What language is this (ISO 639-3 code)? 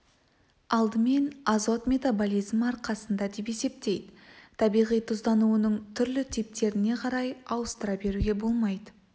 kaz